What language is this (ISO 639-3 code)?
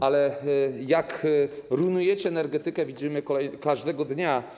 pol